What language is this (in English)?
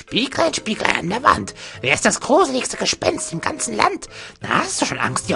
German